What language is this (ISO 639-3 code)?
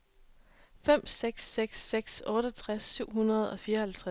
dan